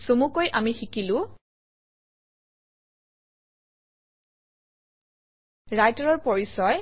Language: Assamese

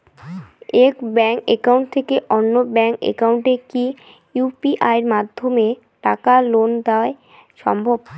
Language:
Bangla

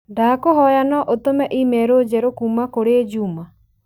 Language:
Kikuyu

